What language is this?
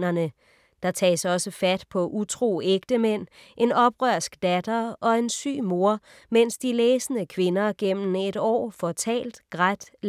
Danish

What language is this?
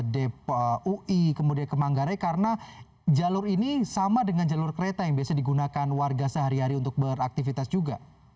Indonesian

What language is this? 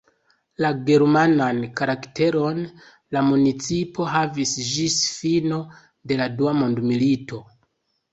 Esperanto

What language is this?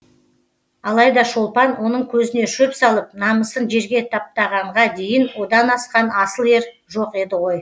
Kazakh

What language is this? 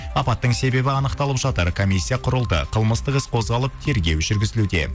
Kazakh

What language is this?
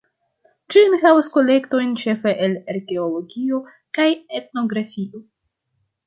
Esperanto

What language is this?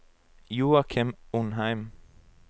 Norwegian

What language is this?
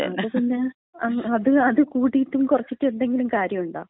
Malayalam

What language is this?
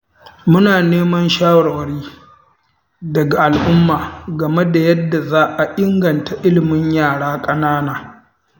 Hausa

